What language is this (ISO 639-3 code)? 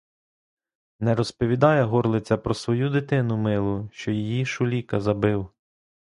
ukr